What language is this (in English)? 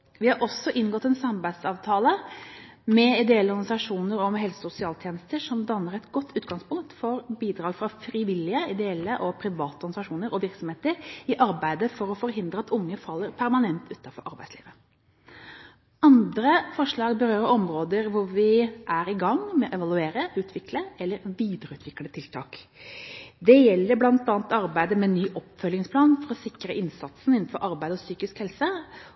Norwegian Bokmål